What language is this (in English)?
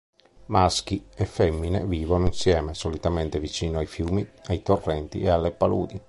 Italian